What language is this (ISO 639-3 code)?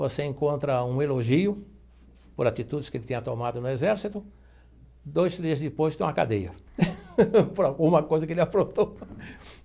por